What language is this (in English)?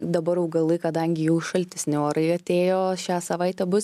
Lithuanian